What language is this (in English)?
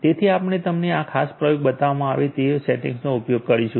Gujarati